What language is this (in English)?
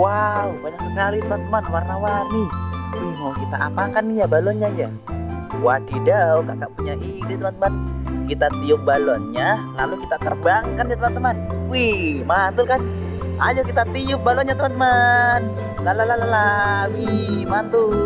Indonesian